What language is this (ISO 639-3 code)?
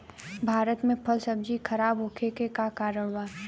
bho